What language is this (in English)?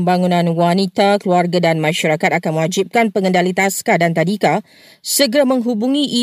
Malay